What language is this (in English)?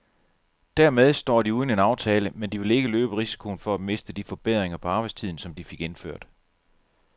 Danish